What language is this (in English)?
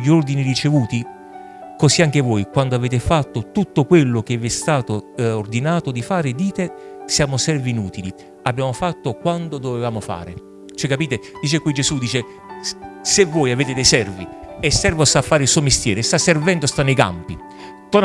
Italian